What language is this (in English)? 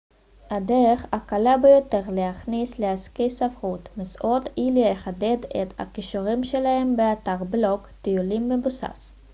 Hebrew